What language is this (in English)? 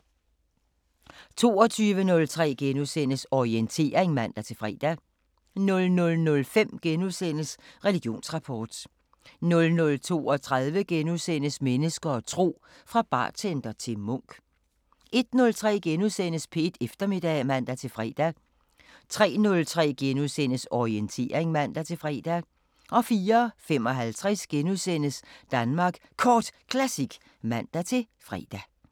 Danish